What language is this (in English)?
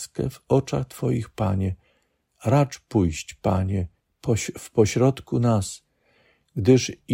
Polish